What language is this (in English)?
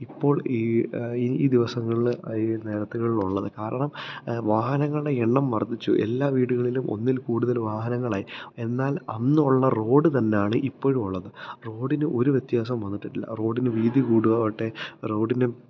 Malayalam